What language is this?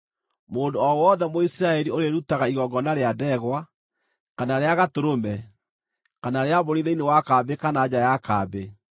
Kikuyu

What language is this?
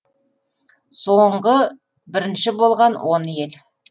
Kazakh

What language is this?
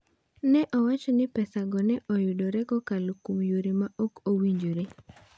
Luo (Kenya and Tanzania)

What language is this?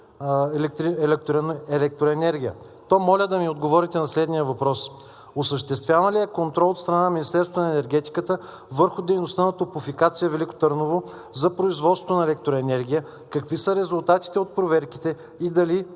Bulgarian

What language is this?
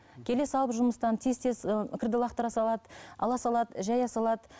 Kazakh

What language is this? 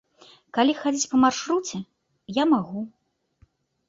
Belarusian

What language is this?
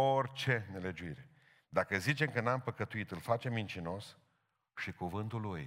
Romanian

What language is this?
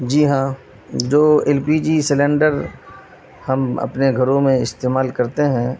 Urdu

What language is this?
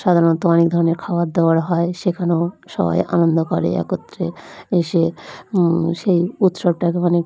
Bangla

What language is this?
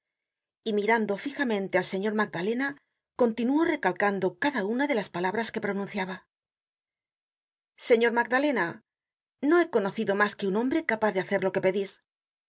Spanish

